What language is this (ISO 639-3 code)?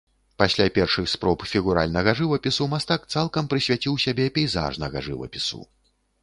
bel